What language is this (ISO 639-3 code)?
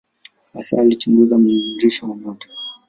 swa